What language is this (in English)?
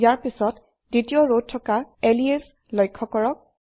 Assamese